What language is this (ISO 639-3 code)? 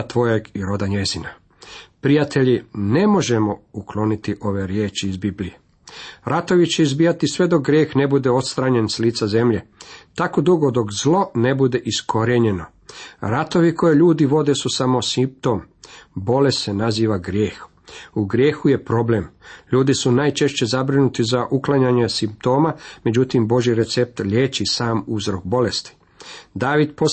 hrv